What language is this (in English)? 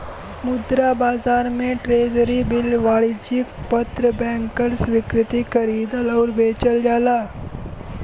Bhojpuri